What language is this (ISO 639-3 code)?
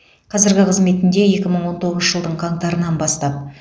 kaz